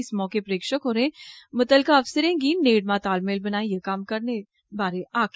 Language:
Dogri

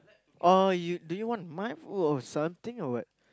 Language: English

